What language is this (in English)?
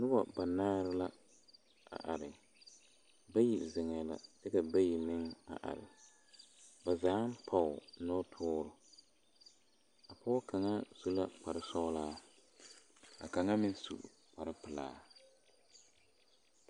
Southern Dagaare